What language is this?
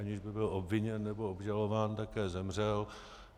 Czech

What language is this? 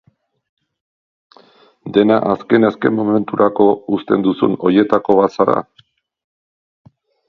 Basque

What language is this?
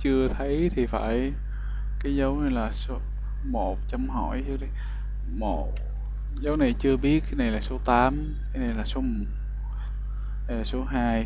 Vietnamese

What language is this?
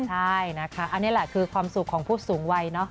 Thai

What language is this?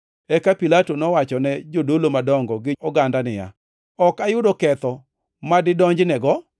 Luo (Kenya and Tanzania)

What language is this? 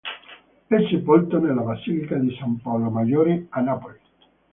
Italian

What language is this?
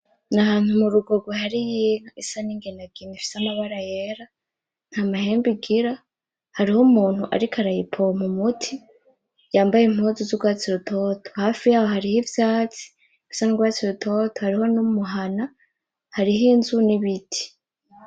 Rundi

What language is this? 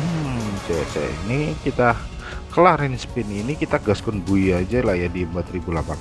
Indonesian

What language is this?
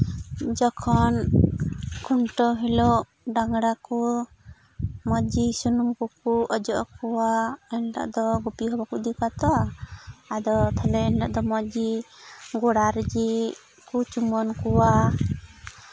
Santali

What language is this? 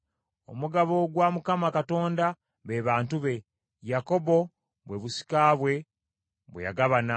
Ganda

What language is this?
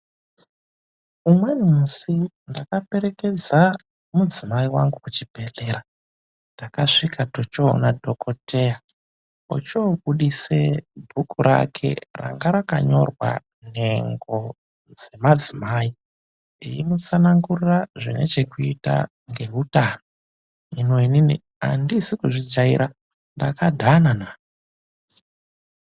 Ndau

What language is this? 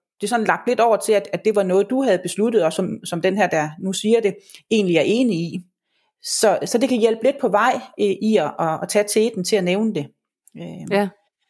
Danish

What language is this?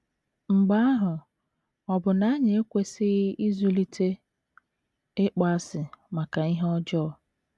Igbo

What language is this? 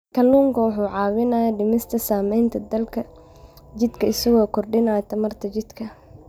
Somali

